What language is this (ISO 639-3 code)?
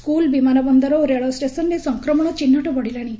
ori